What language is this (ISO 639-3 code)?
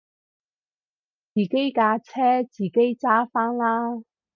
yue